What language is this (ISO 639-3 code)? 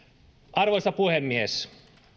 fin